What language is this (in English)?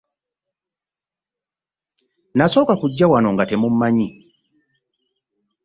Ganda